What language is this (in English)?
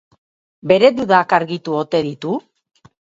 Basque